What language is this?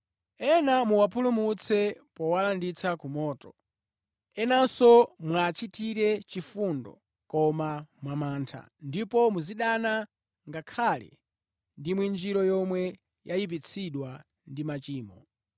Nyanja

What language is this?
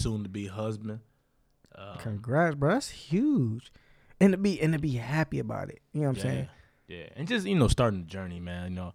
English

